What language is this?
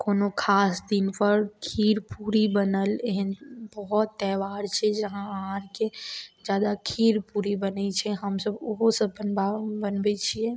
Maithili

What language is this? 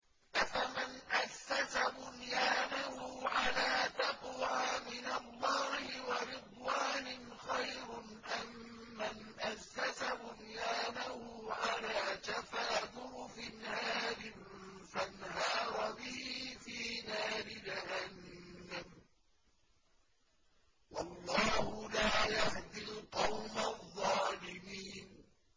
Arabic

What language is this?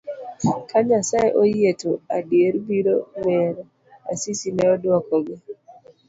Luo (Kenya and Tanzania)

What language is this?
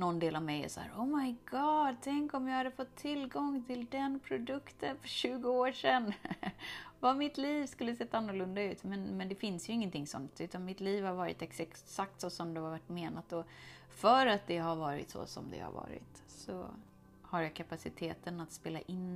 Swedish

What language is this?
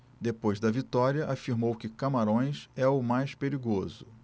Portuguese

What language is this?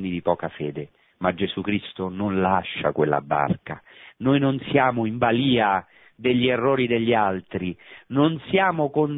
Italian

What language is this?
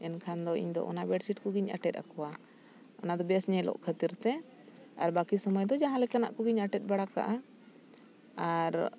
Santali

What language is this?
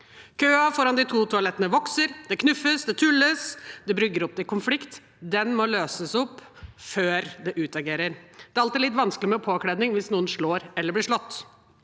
Norwegian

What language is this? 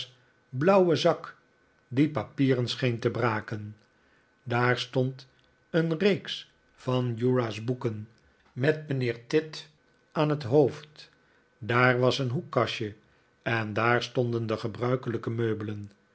Dutch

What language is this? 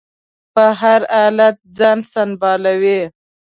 Pashto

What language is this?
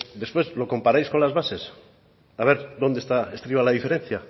Spanish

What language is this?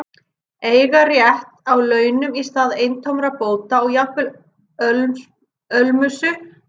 Icelandic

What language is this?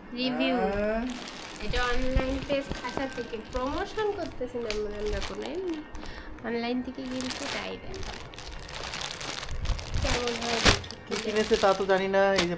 Bangla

